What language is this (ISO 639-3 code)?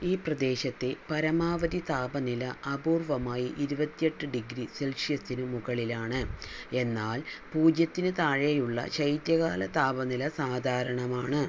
mal